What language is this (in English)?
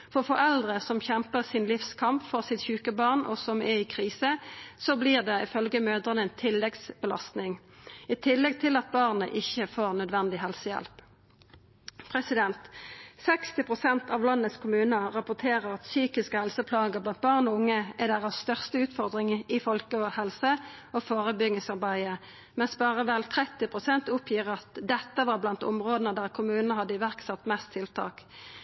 Norwegian Nynorsk